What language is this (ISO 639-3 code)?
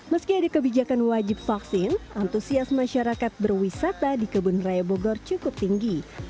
ind